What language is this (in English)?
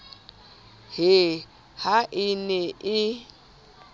Southern Sotho